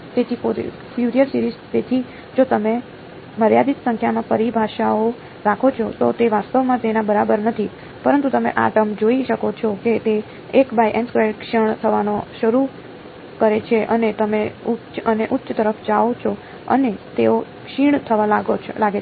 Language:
Gujarati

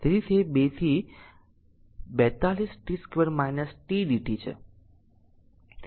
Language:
Gujarati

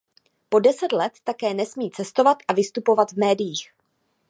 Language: Czech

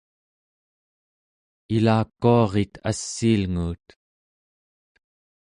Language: Central Yupik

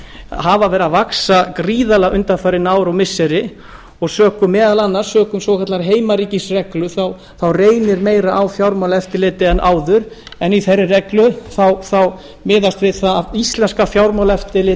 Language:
Icelandic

